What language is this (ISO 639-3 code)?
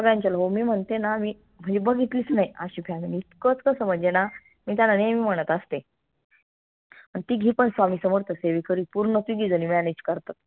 mar